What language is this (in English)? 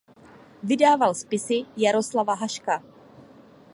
Czech